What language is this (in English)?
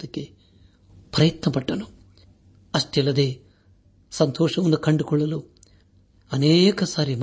Kannada